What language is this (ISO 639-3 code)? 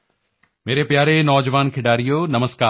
pan